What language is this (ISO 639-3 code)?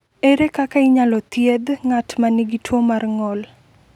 luo